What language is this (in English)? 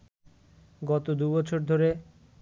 Bangla